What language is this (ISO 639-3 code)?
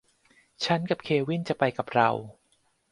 tha